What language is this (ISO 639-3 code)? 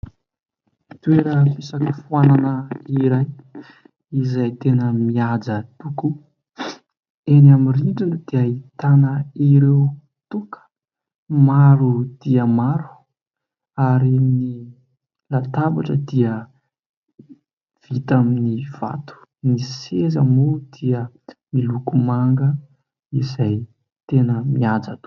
mlg